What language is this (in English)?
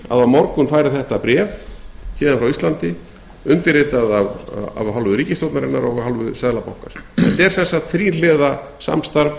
Icelandic